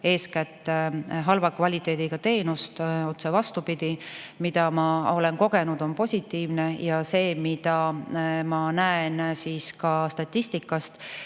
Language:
Estonian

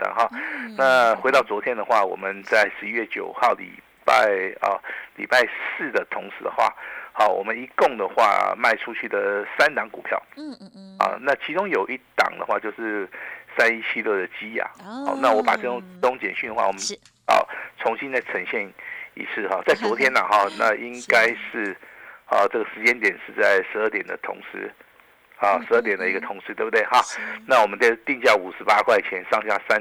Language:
Chinese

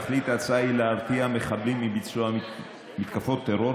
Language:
Hebrew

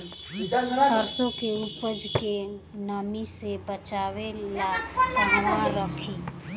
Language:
Bhojpuri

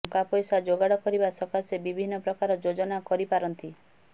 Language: Odia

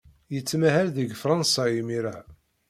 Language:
Kabyle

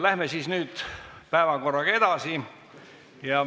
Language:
Estonian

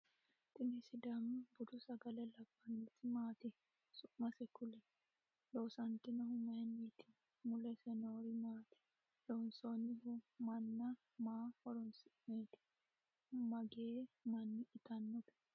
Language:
Sidamo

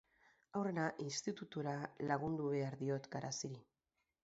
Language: Basque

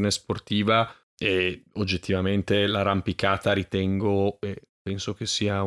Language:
Italian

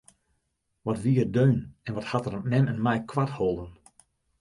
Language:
Western Frisian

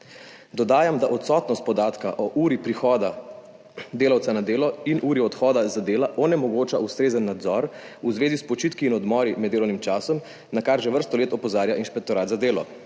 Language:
Slovenian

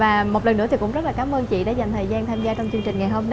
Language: Vietnamese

